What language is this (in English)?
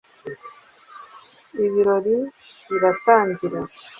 Kinyarwanda